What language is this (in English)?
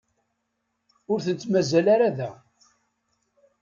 Kabyle